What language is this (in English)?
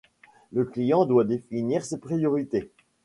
French